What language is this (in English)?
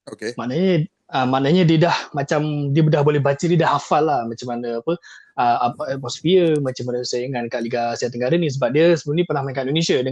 Malay